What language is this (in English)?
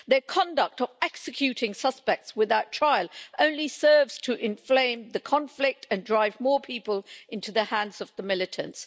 English